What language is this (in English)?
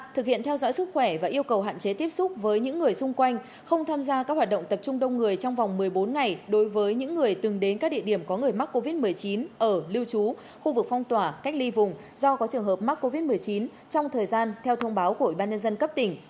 Vietnamese